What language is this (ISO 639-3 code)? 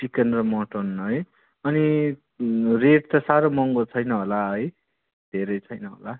nep